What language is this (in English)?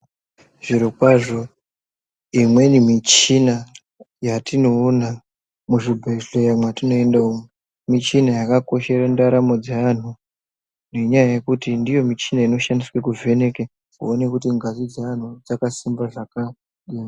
Ndau